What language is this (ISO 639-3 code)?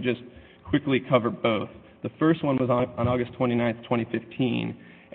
eng